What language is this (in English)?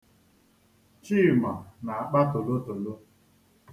Igbo